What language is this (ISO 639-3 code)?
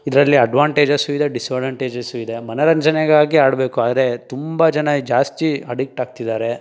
kan